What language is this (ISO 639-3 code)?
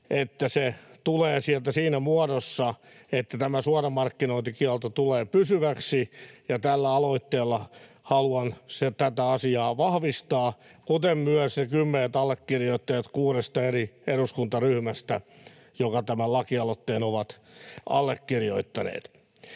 fin